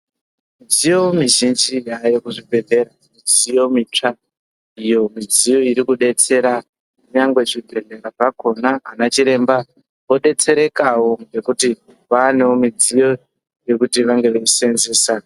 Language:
Ndau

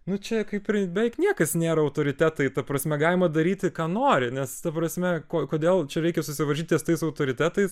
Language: Lithuanian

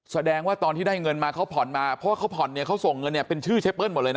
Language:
Thai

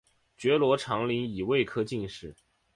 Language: Chinese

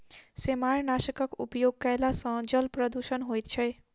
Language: Maithili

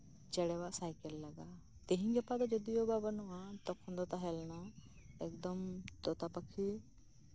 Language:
Santali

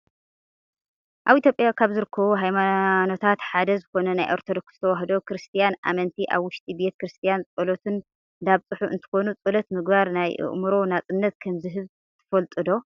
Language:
Tigrinya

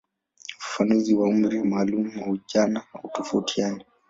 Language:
Swahili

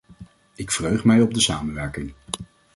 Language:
Dutch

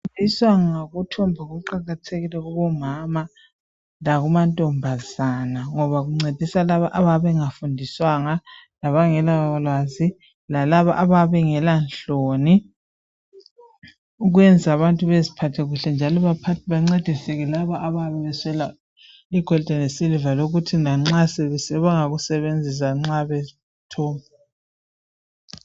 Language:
North Ndebele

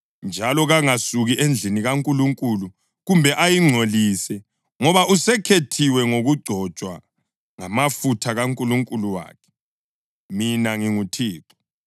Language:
North Ndebele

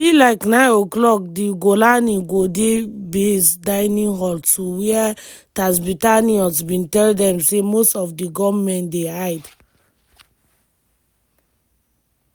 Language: Nigerian Pidgin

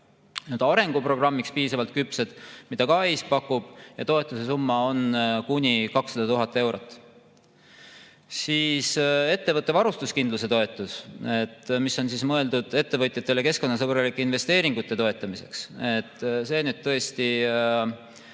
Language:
Estonian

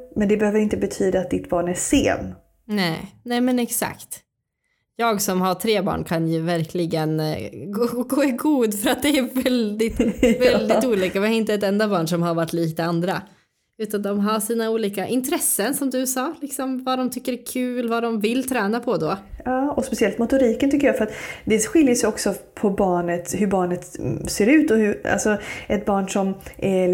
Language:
Swedish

